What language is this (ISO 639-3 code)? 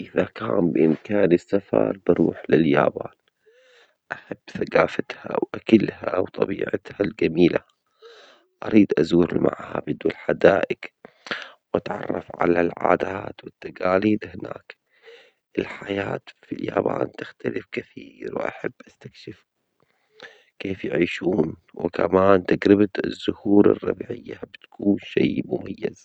acx